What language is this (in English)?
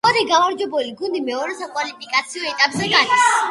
Georgian